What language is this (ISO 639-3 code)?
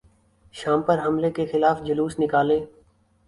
urd